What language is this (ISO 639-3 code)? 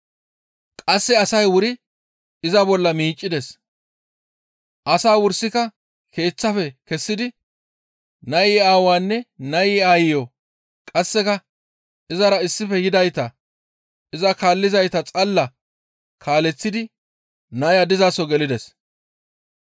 gmv